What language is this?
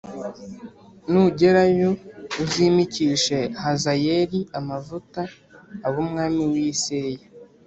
Kinyarwanda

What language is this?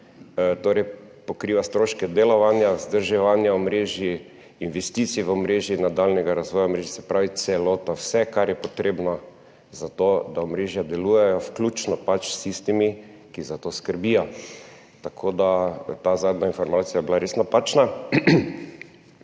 Slovenian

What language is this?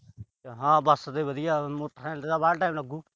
Punjabi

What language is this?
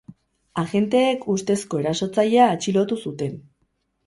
Basque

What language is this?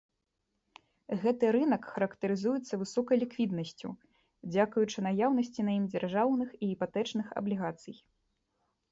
Belarusian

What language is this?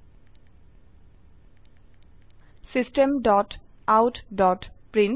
Assamese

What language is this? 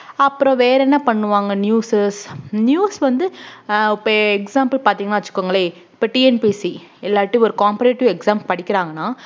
Tamil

